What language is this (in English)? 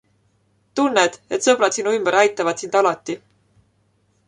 Estonian